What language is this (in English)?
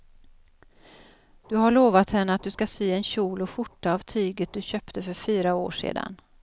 Swedish